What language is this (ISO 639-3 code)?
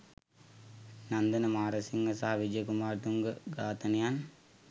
sin